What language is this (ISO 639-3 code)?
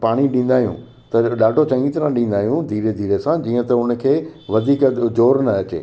snd